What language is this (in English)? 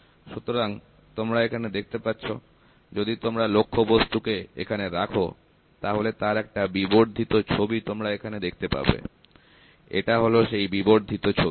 Bangla